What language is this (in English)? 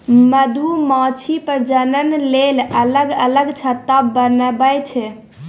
Maithili